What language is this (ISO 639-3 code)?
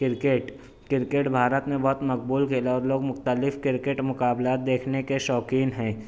urd